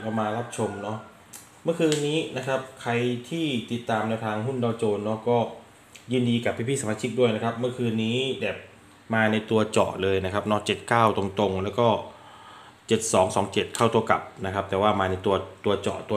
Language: Thai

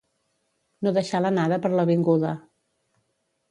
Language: Catalan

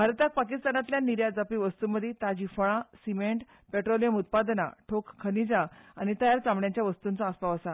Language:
Konkani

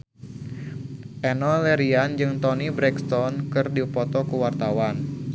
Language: Sundanese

